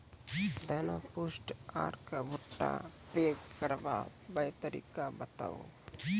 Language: Maithili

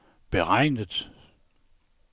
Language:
Danish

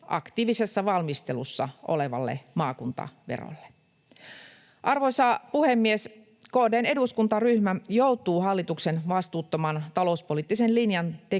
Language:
Finnish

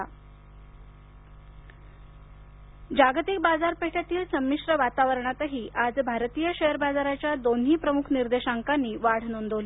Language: Marathi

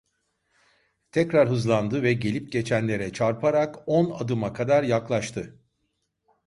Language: Turkish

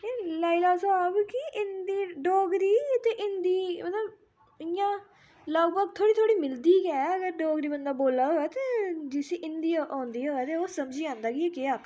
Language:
Dogri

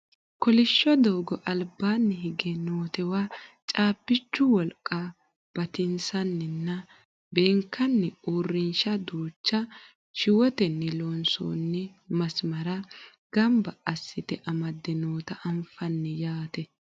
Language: Sidamo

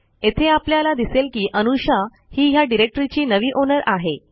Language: Marathi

